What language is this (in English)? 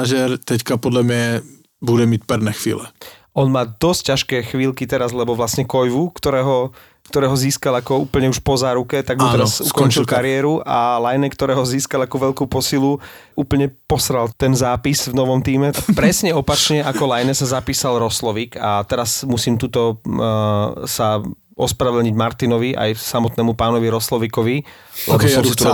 Slovak